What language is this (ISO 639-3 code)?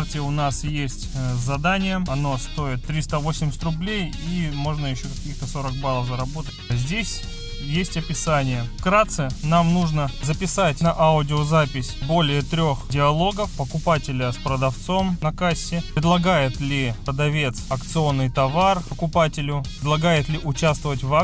rus